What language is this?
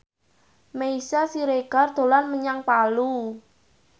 Javanese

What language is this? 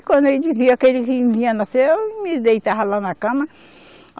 Portuguese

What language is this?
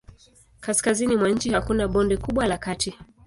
Swahili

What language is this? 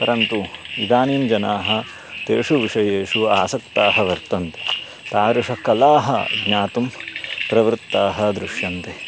Sanskrit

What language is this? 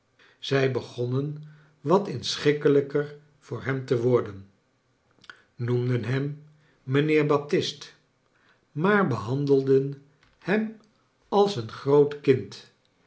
Dutch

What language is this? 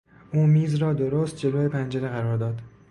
Persian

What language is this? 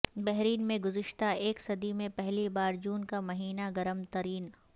Urdu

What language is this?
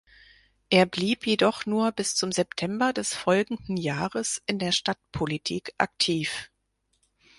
German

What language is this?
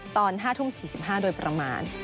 Thai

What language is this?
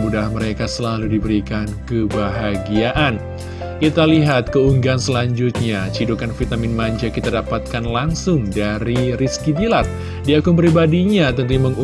Indonesian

